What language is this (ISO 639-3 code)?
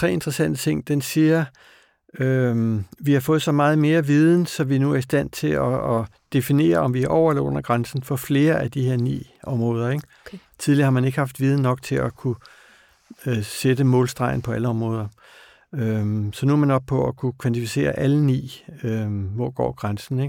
dan